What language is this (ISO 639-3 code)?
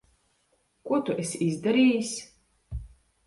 lav